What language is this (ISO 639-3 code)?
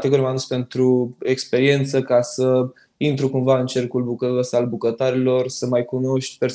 ron